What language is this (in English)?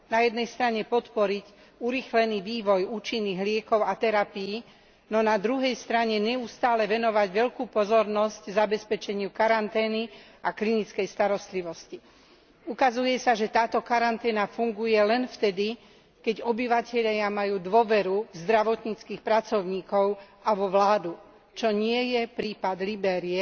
Slovak